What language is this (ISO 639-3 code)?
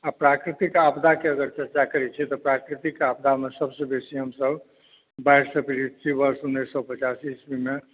mai